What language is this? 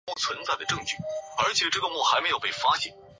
Chinese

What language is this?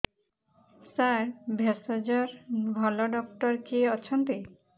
Odia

